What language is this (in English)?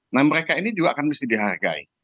Indonesian